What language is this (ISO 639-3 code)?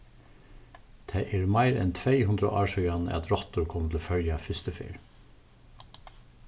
fao